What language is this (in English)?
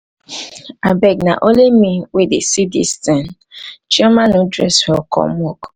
Nigerian Pidgin